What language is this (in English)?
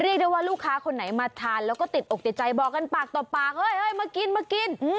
Thai